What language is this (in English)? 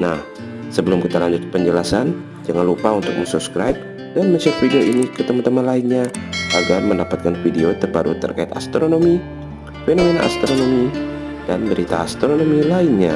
Indonesian